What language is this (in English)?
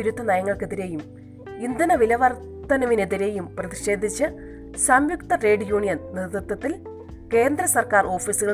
Malayalam